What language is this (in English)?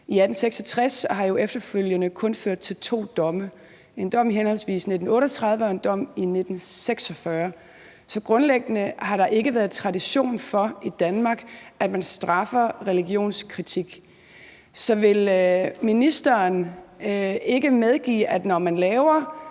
Danish